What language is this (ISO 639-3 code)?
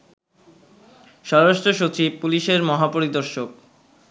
ben